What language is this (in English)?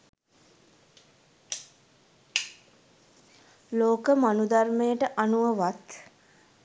Sinhala